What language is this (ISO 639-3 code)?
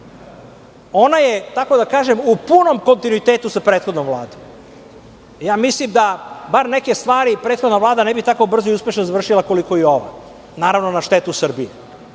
srp